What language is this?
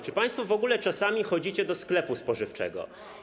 Polish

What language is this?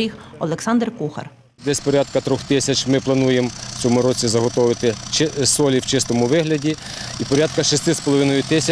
Ukrainian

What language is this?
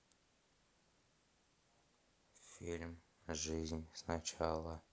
Russian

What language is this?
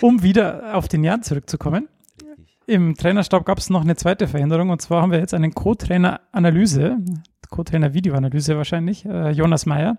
German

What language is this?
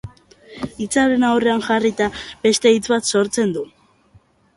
Basque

